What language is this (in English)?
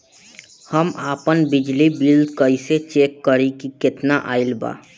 Bhojpuri